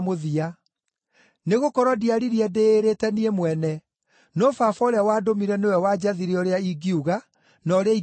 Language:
Kikuyu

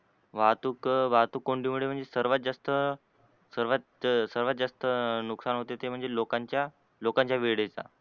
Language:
Marathi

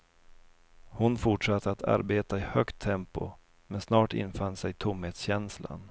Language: Swedish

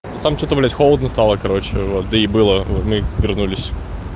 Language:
Russian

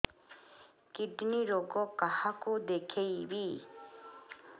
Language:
Odia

